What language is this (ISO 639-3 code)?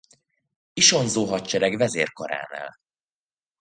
hun